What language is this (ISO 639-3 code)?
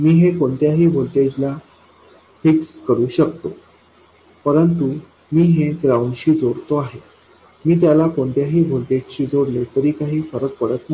mar